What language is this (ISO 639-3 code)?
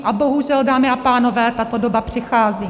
ces